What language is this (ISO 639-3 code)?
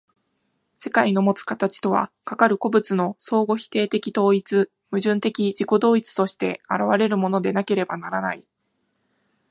jpn